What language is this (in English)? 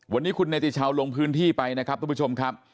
Thai